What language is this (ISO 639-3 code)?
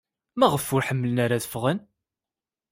kab